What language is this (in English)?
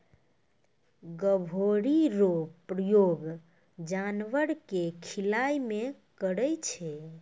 Maithili